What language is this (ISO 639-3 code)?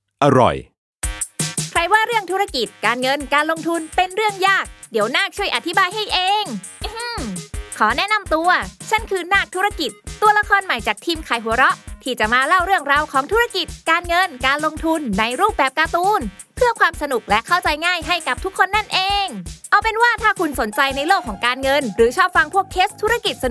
tha